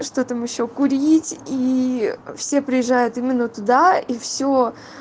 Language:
Russian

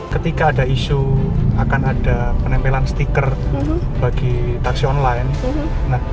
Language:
Indonesian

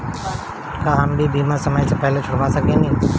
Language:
Bhojpuri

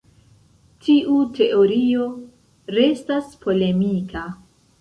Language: Esperanto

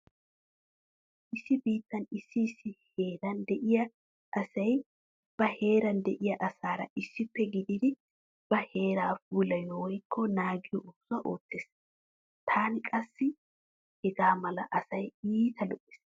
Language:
Wolaytta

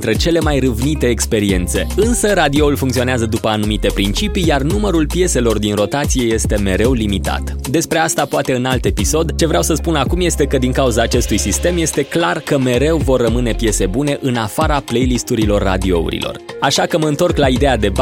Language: Romanian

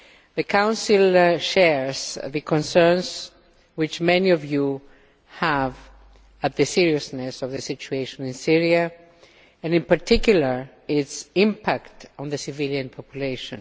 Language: English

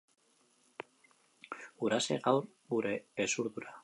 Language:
Basque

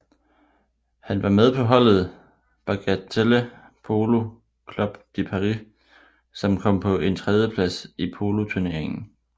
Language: Danish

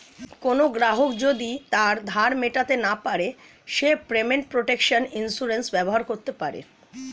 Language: Bangla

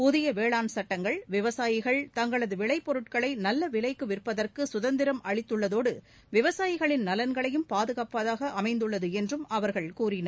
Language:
Tamil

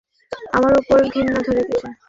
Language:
Bangla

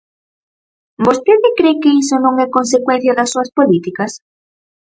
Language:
Galician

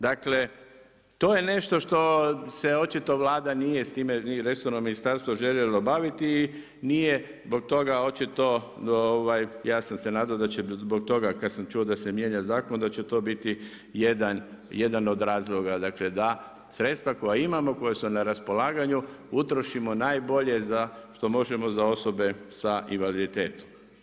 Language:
Croatian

